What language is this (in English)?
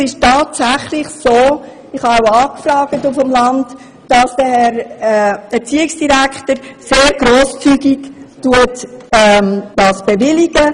Swiss German